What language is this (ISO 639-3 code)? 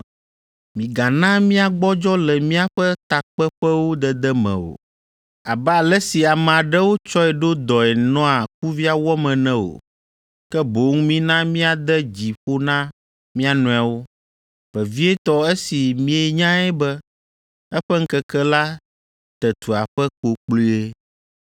ewe